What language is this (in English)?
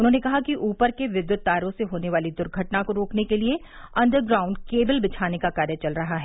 Hindi